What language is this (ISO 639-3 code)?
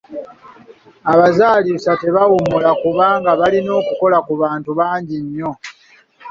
lug